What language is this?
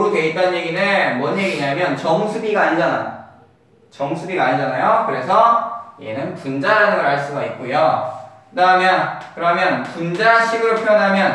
Korean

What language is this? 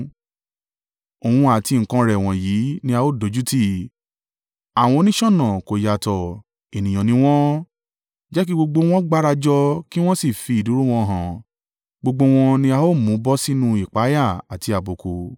Yoruba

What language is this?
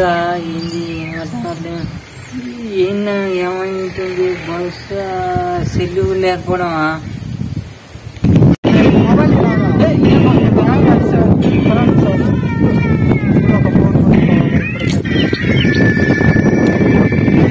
Indonesian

